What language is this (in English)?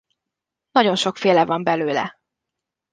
Hungarian